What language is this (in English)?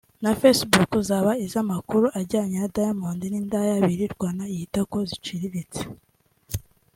Kinyarwanda